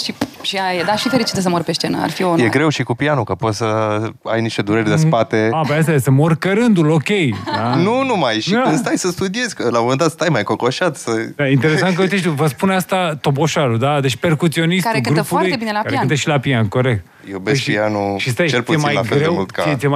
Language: Romanian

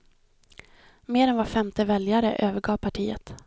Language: Swedish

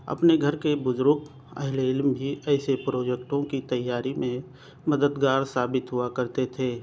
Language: Urdu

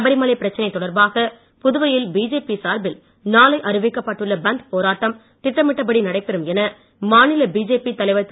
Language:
Tamil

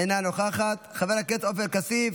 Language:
Hebrew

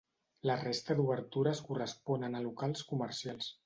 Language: Catalan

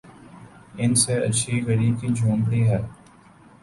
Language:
Urdu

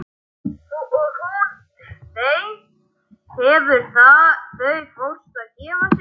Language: Icelandic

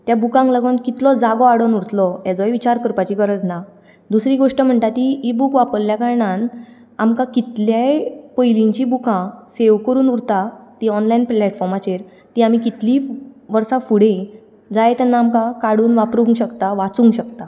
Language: Konkani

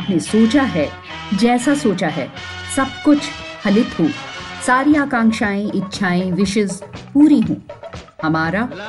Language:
Hindi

